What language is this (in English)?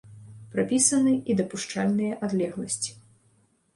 Belarusian